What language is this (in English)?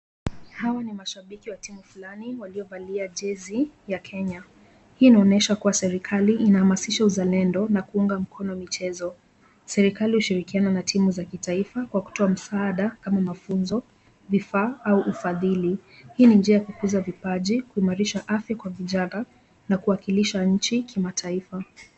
Swahili